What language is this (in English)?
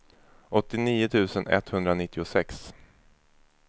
Swedish